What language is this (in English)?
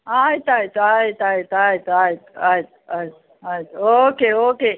Kannada